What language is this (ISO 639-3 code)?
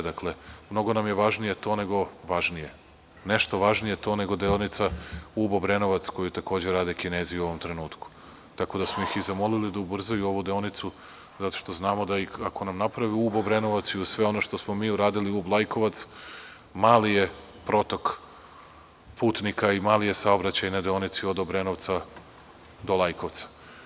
srp